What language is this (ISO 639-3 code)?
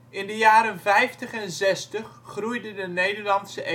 nld